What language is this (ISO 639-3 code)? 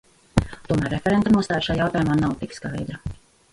lav